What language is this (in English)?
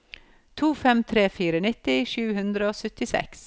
Norwegian